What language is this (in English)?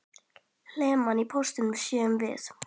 Icelandic